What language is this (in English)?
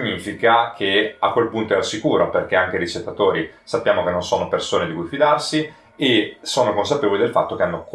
Italian